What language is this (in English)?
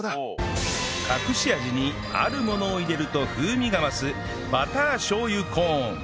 Japanese